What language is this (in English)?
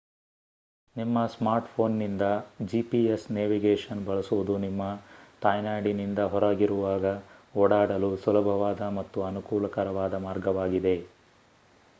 Kannada